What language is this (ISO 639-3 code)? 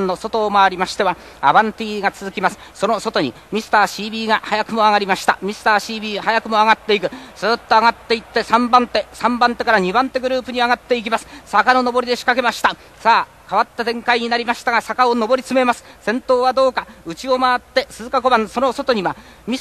jpn